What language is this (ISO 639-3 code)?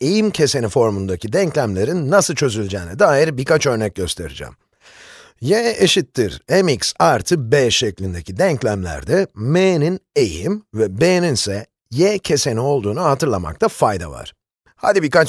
tur